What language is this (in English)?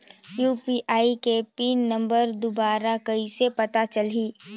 Chhattisgarhi